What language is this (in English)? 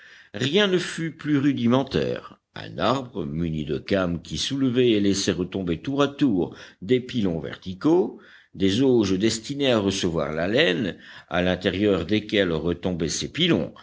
French